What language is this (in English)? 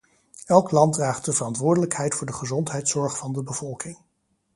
Dutch